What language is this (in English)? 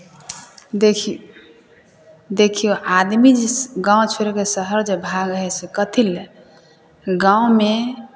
Maithili